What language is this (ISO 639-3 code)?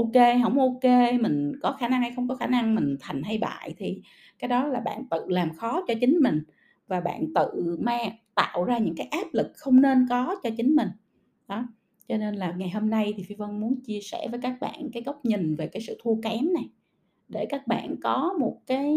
vie